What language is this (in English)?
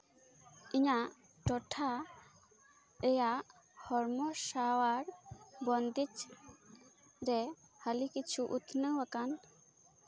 Santali